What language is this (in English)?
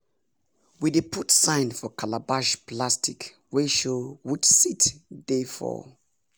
Nigerian Pidgin